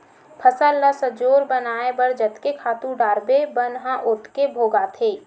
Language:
Chhattisgarhi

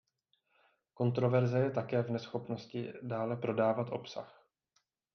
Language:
Czech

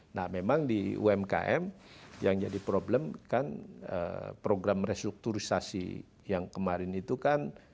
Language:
Indonesian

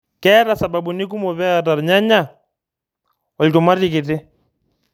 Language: Masai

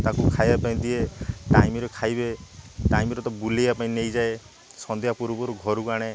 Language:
Odia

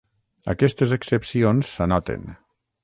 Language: Catalan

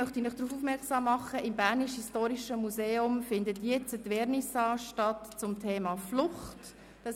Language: Swiss German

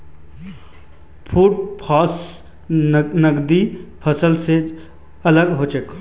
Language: Magahi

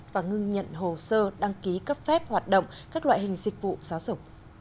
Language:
Vietnamese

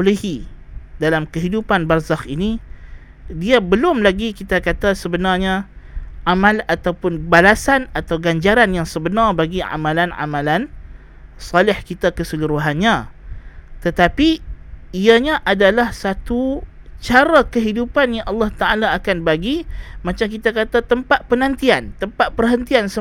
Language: Malay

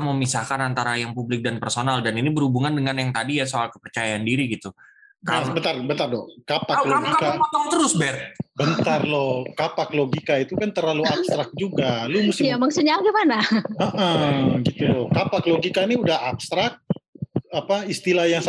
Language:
Indonesian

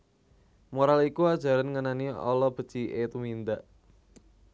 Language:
Javanese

